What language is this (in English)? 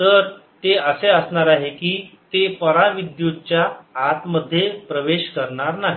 Marathi